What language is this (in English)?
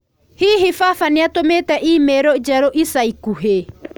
Kikuyu